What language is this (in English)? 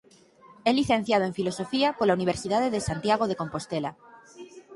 Galician